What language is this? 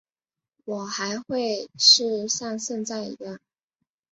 Chinese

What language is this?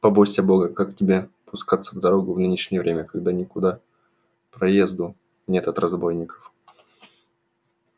Russian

